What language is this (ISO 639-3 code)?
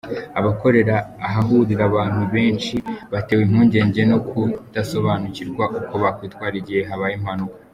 kin